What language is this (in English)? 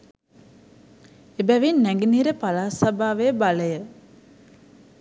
Sinhala